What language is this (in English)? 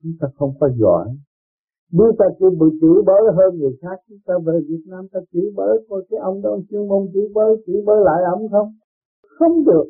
Vietnamese